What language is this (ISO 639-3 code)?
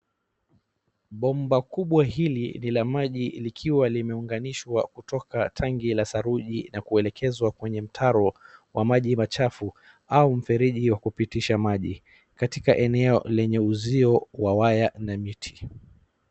swa